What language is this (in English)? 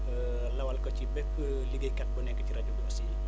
Wolof